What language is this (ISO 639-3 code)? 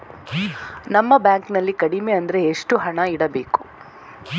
kan